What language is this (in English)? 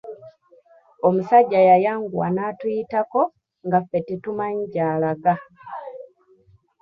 Ganda